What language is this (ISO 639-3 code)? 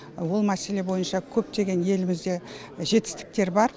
kaz